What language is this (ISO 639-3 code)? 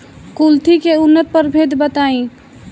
bho